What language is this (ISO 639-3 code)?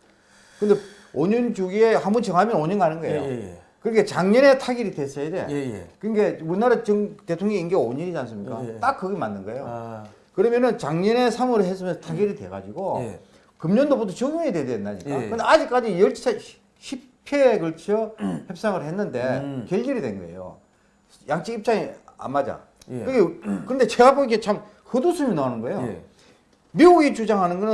kor